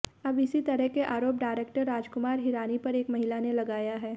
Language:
Hindi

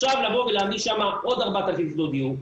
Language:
Hebrew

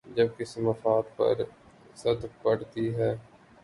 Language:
Urdu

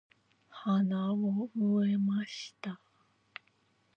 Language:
Japanese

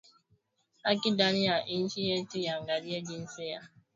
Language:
Swahili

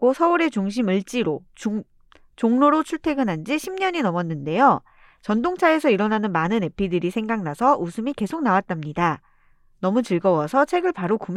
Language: Korean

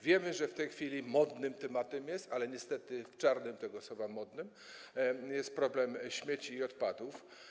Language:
Polish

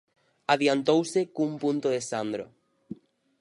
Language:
Galician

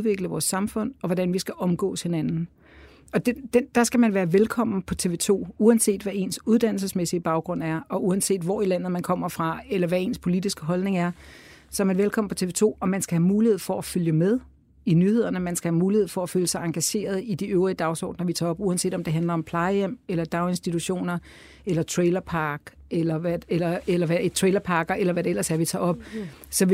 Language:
Danish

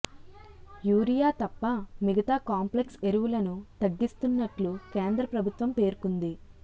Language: Telugu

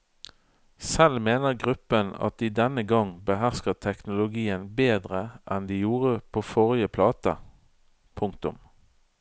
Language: Norwegian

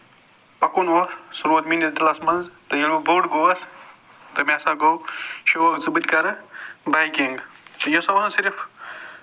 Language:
Kashmiri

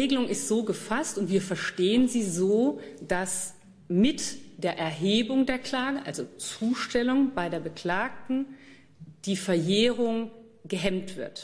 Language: German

